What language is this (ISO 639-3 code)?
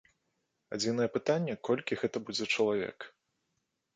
bel